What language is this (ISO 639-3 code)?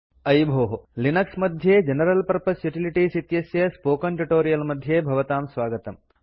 san